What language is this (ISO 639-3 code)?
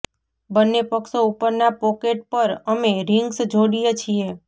guj